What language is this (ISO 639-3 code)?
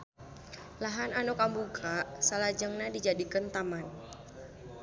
sun